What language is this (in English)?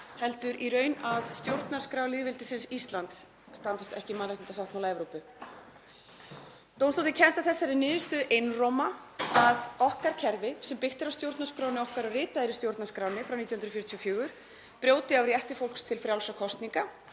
Icelandic